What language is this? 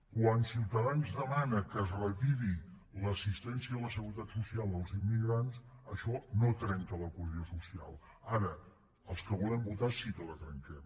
Catalan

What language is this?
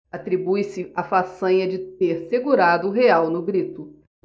Portuguese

